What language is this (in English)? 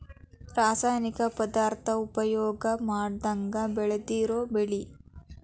Kannada